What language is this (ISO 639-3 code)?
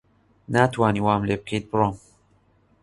ckb